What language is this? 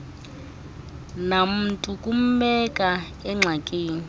Xhosa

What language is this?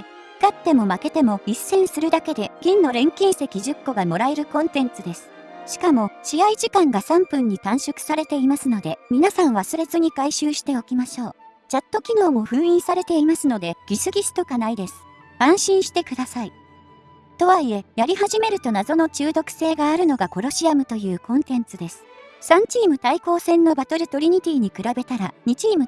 Japanese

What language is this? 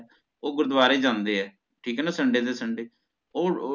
Punjabi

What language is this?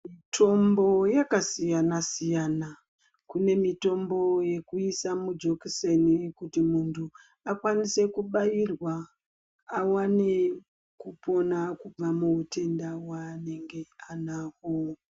Ndau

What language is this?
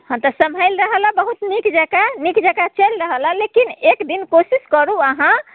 Maithili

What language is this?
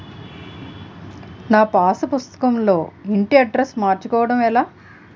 Telugu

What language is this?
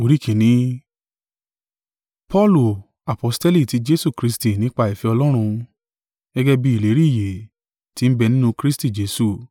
Yoruba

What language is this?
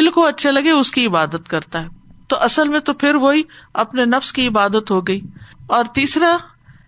Urdu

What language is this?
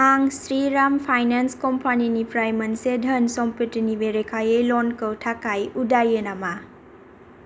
Bodo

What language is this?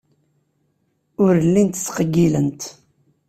Kabyle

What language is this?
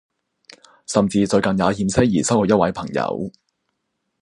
Cantonese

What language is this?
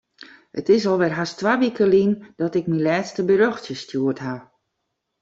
Western Frisian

